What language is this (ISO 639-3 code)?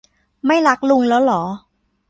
tha